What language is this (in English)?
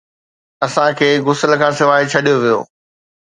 Sindhi